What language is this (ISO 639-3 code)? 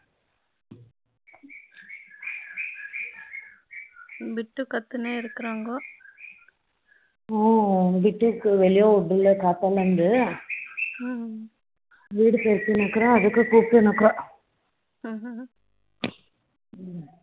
tam